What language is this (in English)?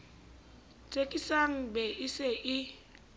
Southern Sotho